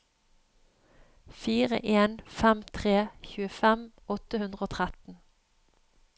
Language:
Norwegian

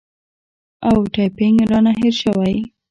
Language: Pashto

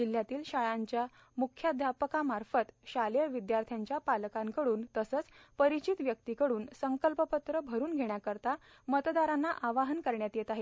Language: Marathi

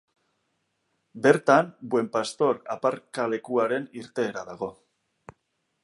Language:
Basque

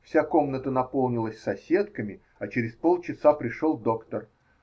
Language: Russian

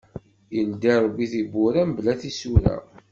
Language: Kabyle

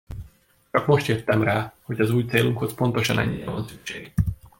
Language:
Hungarian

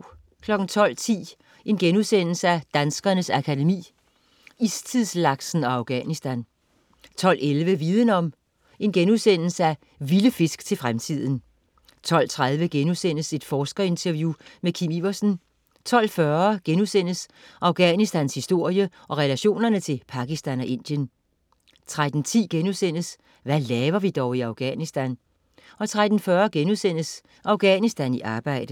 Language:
Danish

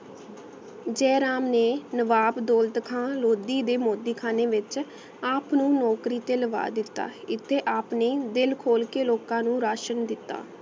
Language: Punjabi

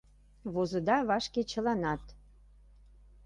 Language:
Mari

